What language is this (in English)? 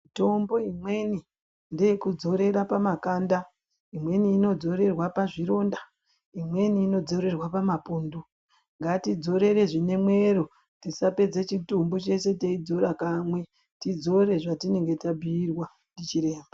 Ndau